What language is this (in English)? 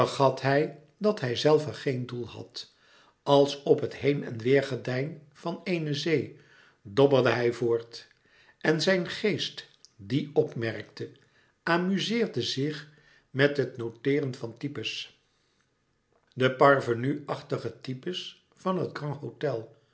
Dutch